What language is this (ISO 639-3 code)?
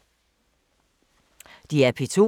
dan